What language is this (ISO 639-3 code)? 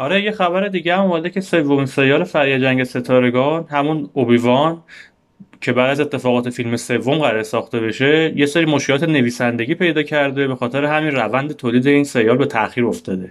fas